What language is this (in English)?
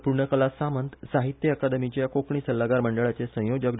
Konkani